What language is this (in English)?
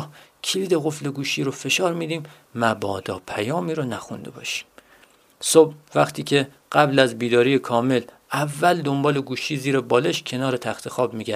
Persian